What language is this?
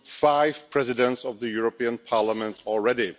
English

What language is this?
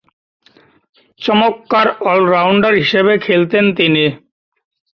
Bangla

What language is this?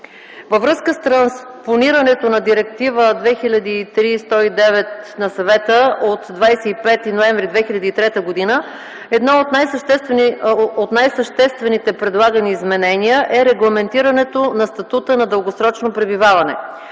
Bulgarian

